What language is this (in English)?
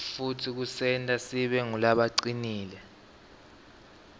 Swati